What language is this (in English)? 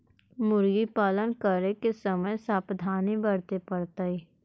Magahi